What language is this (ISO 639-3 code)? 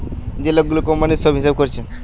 ben